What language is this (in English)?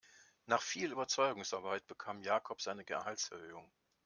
German